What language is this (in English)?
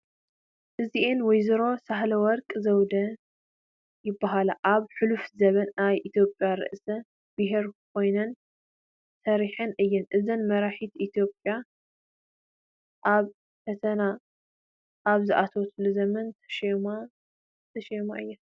Tigrinya